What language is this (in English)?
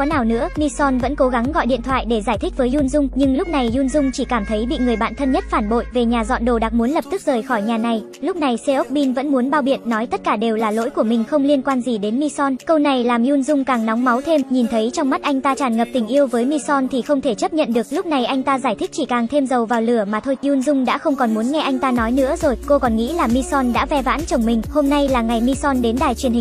Vietnamese